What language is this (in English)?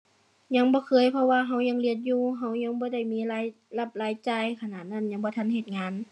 Thai